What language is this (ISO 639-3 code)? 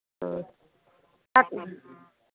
hin